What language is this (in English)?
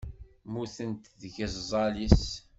Kabyle